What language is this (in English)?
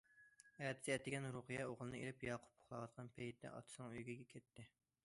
Uyghur